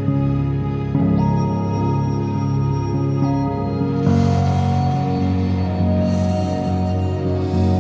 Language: Vietnamese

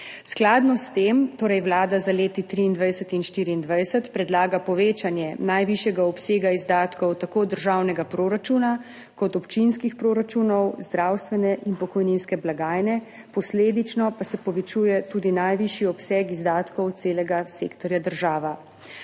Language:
Slovenian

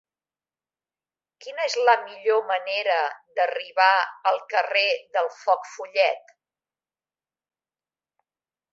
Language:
Catalan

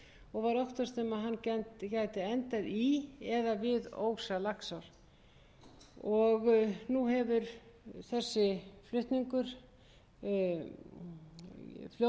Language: Icelandic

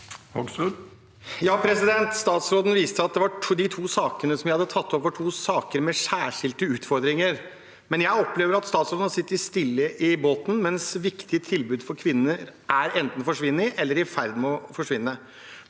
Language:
Norwegian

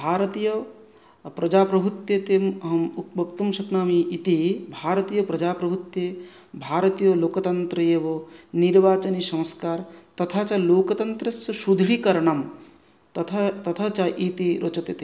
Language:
Sanskrit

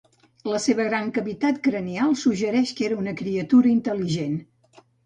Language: Catalan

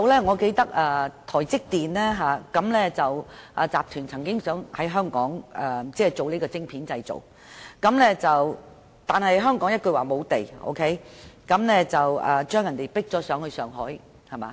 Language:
Cantonese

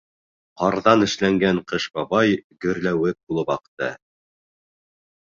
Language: Bashkir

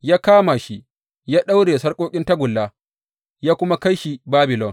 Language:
Hausa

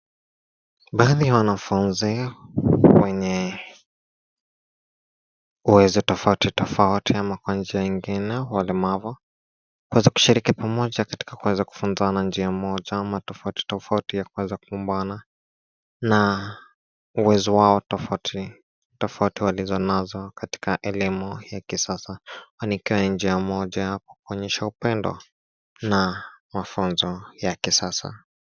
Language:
Swahili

